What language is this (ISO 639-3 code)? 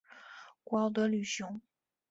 zho